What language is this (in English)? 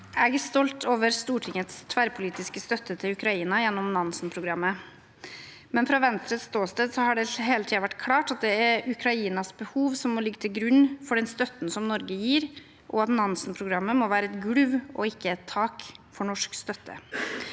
Norwegian